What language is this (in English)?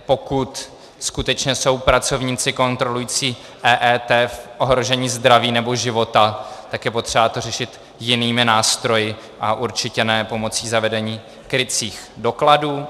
Czech